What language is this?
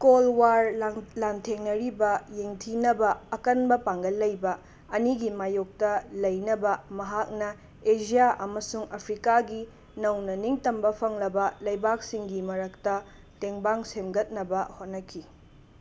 Manipuri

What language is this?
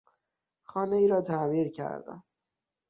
Persian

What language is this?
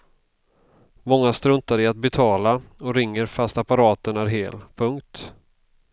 Swedish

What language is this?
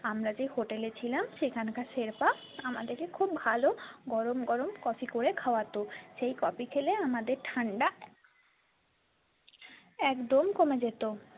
Bangla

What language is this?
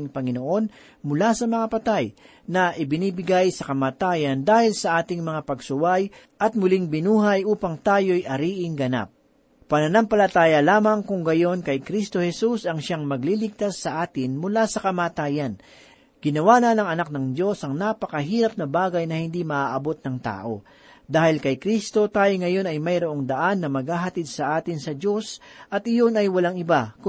Filipino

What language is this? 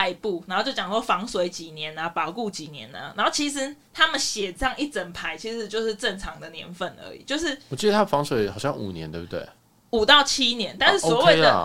Chinese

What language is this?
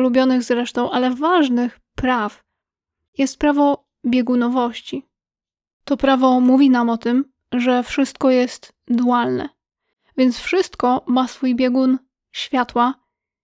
Polish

